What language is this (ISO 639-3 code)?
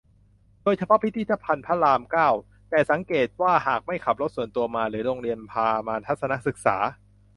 tha